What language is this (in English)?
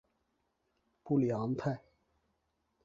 Chinese